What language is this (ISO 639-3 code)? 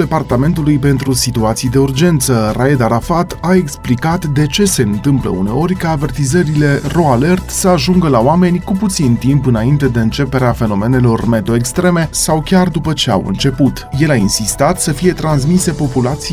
ron